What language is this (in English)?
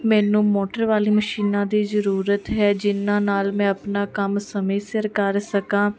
Punjabi